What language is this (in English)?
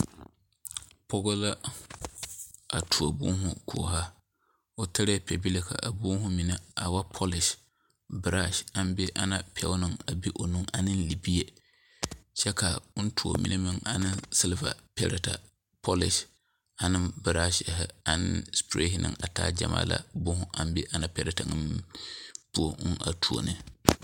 Southern Dagaare